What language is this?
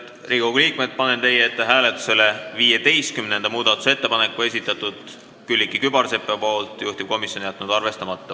Estonian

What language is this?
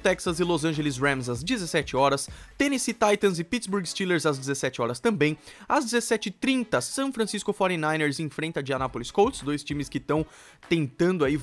Portuguese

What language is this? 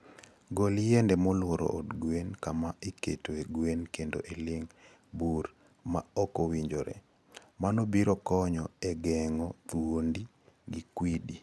Luo (Kenya and Tanzania)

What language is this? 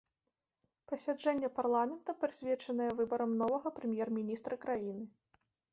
Belarusian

